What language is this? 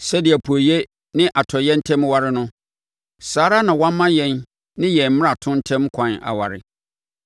Akan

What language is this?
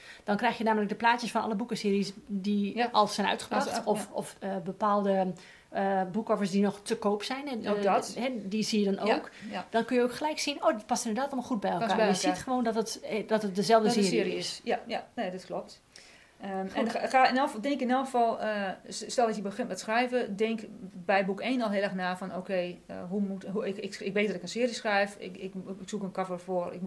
Dutch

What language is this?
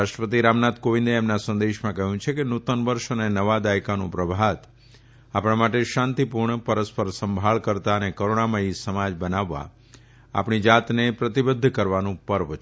Gujarati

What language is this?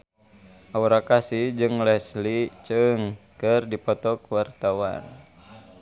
Sundanese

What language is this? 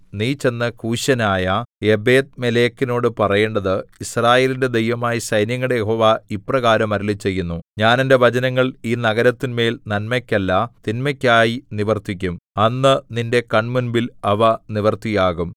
Malayalam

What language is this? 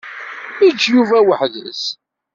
Kabyle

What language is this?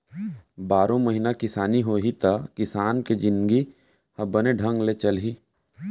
Chhattisgarhi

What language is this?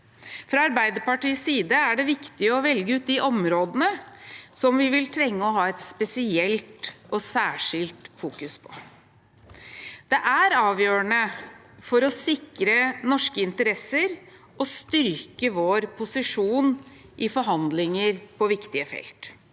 Norwegian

